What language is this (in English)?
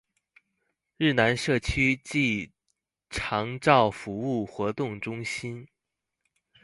Chinese